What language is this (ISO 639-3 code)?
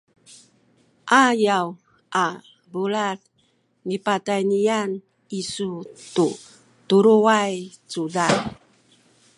szy